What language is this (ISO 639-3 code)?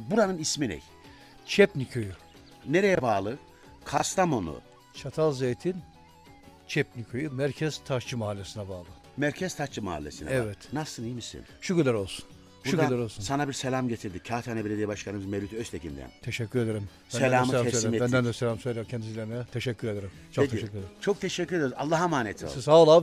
tur